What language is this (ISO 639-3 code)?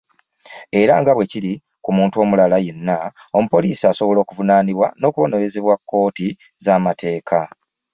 lug